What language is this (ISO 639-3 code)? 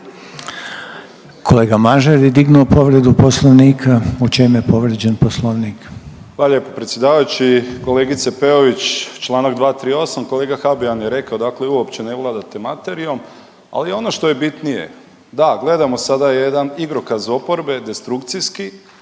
hrv